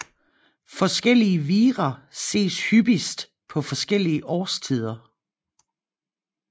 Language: Danish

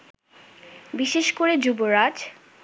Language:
Bangla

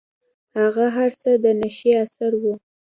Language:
Pashto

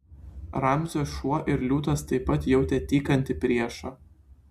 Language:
Lithuanian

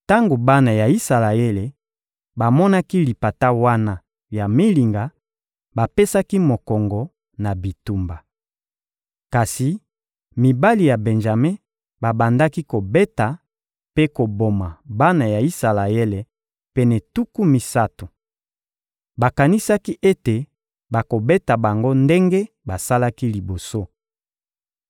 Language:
Lingala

